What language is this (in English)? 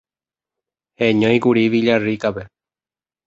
Guarani